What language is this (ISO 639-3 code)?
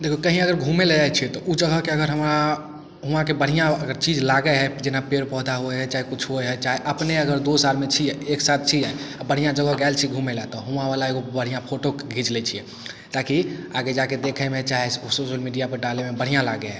mai